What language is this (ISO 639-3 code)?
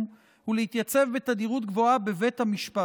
heb